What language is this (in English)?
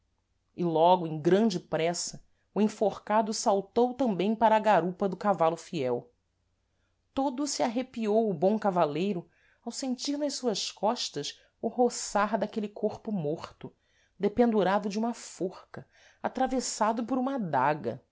Portuguese